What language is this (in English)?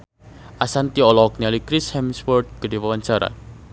Sundanese